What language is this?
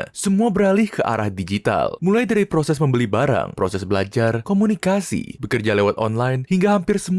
Indonesian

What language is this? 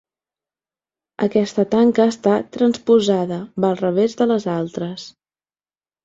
Catalan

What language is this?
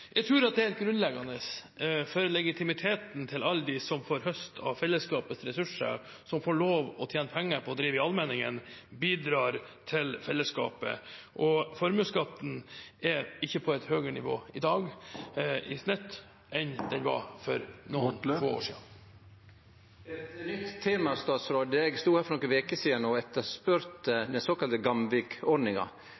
Norwegian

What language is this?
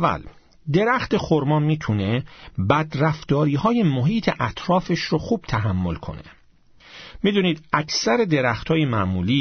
Persian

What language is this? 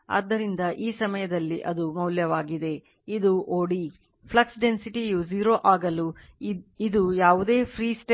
Kannada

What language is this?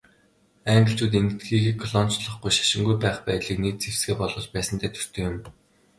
Mongolian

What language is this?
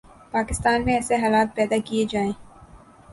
Urdu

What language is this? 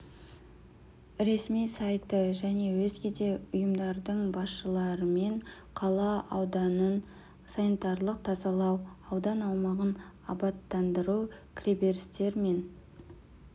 Kazakh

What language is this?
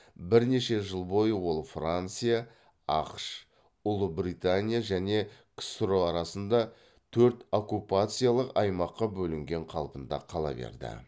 Kazakh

